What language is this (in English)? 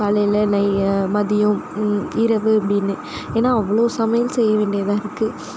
Tamil